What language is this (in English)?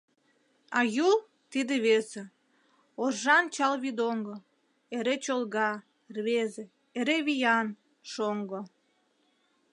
Mari